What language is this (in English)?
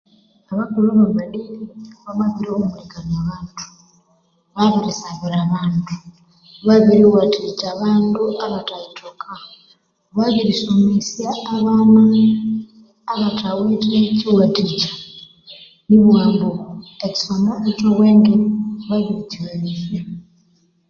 Konzo